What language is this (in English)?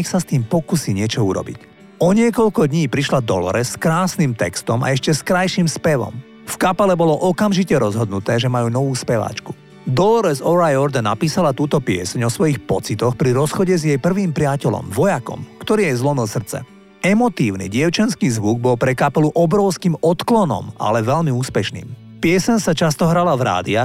Slovak